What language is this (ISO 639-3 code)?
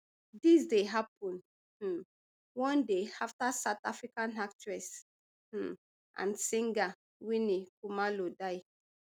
pcm